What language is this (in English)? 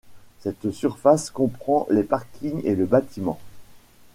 French